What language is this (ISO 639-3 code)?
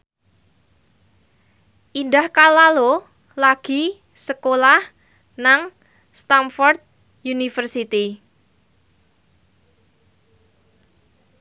jav